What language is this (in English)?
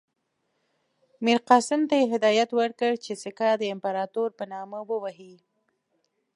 Pashto